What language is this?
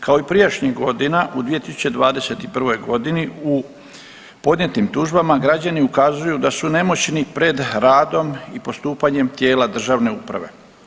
Croatian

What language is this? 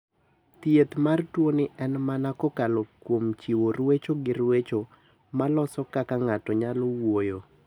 Luo (Kenya and Tanzania)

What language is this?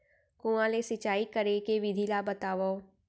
Chhattisgarhi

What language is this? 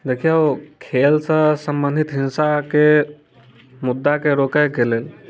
Maithili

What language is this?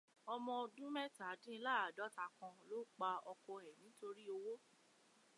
Yoruba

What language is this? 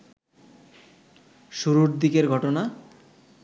Bangla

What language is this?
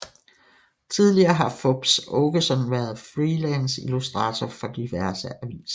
Danish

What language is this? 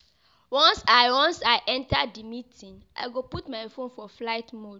Nigerian Pidgin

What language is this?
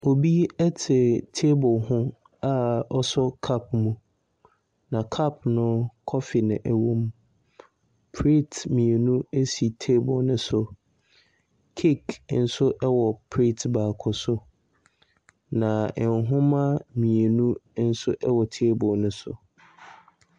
Akan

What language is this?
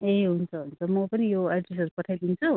Nepali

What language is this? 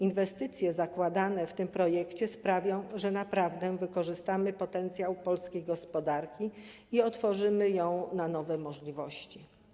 Polish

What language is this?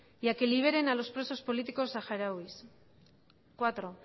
Spanish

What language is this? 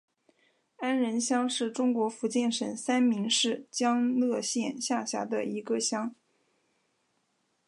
Chinese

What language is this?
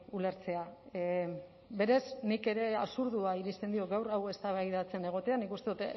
Basque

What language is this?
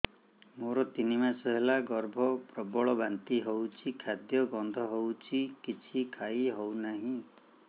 Odia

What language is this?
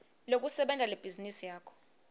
Swati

